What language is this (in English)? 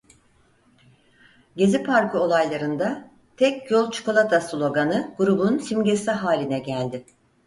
Turkish